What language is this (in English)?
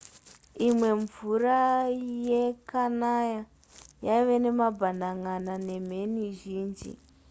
Shona